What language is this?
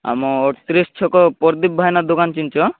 Odia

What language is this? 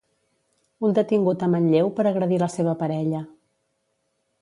Catalan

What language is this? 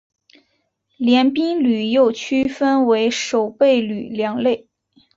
Chinese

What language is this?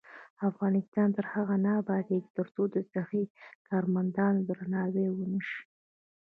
Pashto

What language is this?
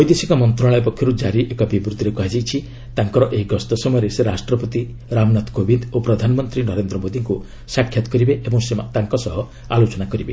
Odia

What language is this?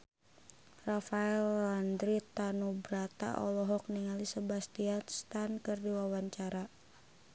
Sundanese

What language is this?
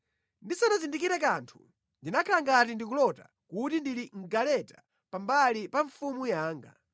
Nyanja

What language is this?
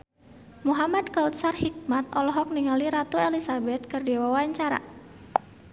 Sundanese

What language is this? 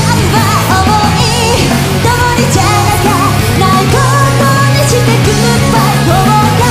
Japanese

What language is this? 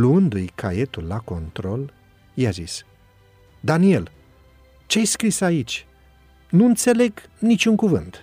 Romanian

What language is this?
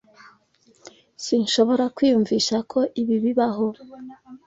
Kinyarwanda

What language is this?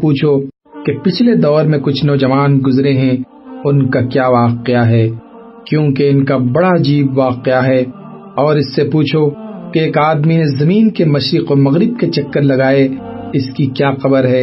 Urdu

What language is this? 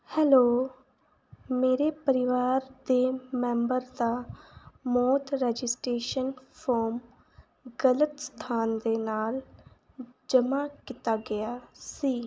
Punjabi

